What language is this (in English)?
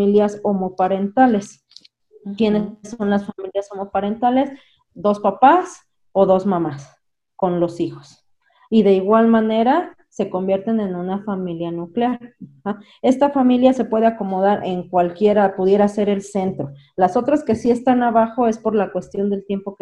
Spanish